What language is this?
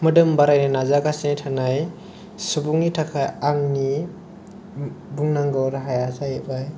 Bodo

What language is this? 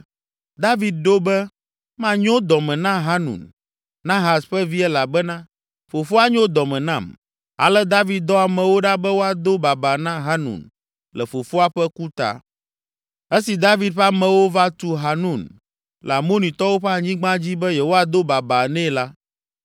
Ewe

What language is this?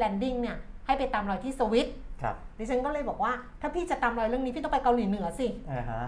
Thai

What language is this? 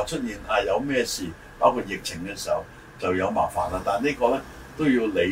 Chinese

